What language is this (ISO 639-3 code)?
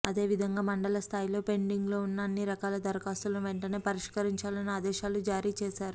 tel